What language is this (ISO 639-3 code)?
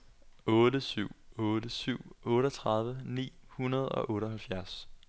dan